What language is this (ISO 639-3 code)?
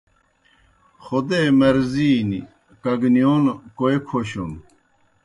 plk